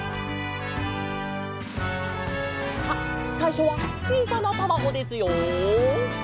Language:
Japanese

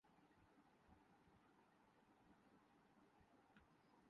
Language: Urdu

